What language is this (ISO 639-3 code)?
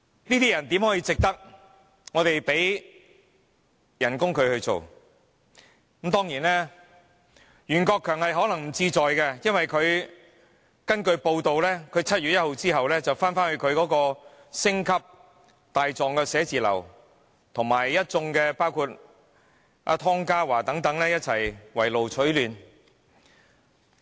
yue